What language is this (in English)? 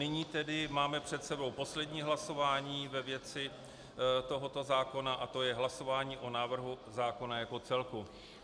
Czech